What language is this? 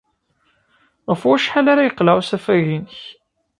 Kabyle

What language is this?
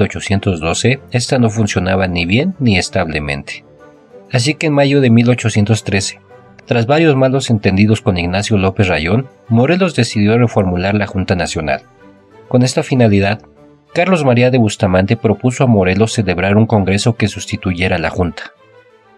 Spanish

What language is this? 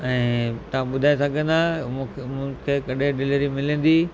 Sindhi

